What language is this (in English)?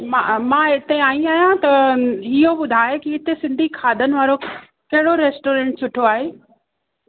Sindhi